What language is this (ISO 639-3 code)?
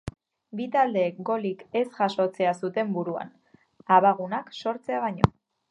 eus